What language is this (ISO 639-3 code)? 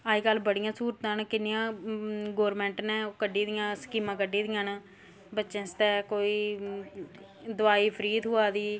doi